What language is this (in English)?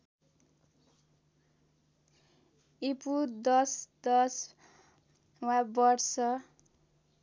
Nepali